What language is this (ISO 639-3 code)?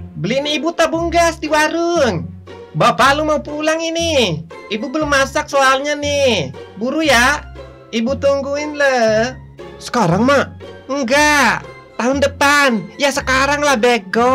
ind